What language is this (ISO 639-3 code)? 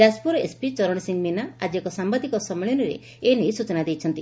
ori